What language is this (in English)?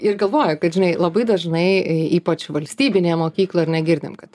Lithuanian